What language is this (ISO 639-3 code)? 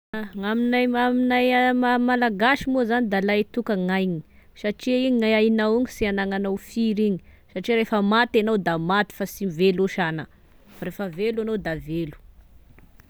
tkg